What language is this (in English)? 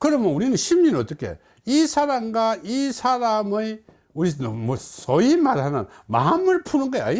Korean